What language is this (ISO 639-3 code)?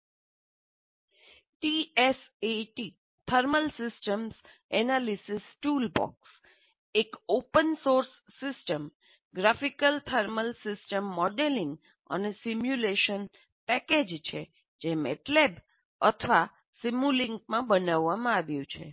guj